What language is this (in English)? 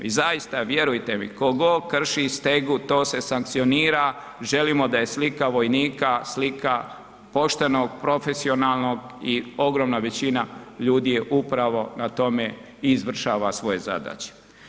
Croatian